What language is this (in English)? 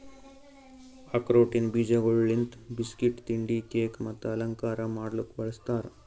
Kannada